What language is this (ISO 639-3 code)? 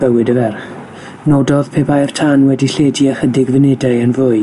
cym